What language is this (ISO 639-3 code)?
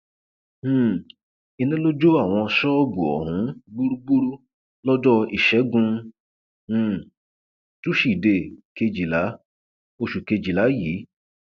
yor